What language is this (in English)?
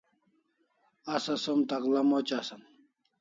Kalasha